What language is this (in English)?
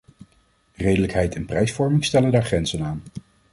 Dutch